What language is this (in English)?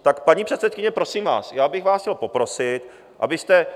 Czech